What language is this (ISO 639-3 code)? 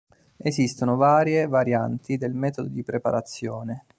ita